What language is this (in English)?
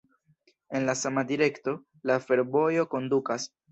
Esperanto